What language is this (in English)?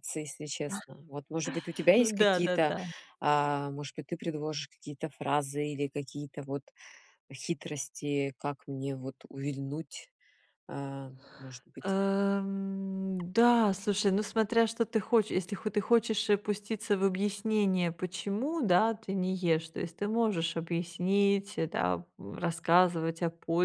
Russian